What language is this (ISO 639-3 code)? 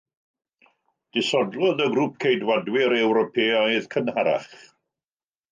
cym